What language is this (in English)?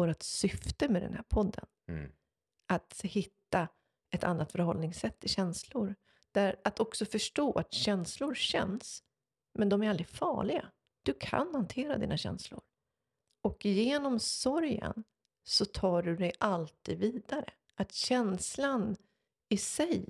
Swedish